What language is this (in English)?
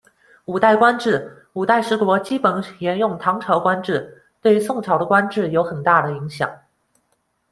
Chinese